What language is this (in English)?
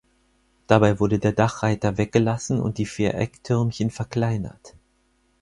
German